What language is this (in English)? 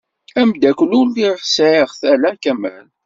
Kabyle